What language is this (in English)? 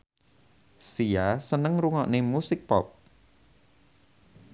Javanese